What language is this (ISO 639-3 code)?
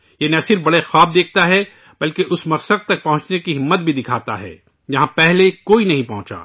urd